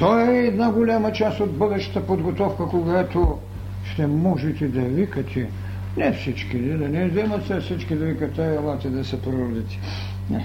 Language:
Bulgarian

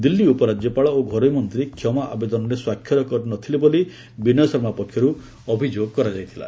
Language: Odia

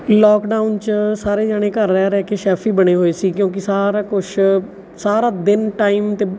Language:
Punjabi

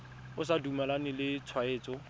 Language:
Tswana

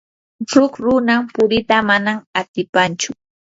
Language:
Yanahuanca Pasco Quechua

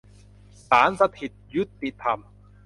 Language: Thai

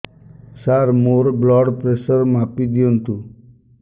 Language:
Odia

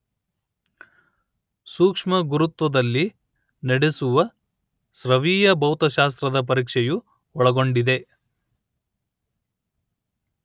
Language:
Kannada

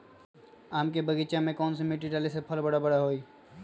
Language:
Magahi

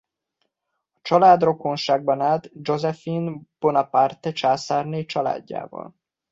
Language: Hungarian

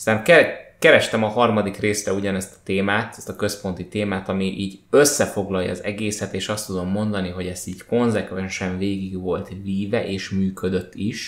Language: Hungarian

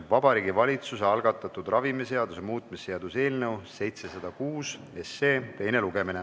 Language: Estonian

